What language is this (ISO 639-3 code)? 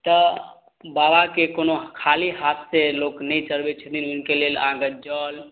mai